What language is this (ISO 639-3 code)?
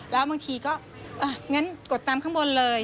tha